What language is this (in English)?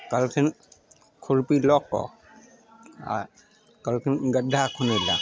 Maithili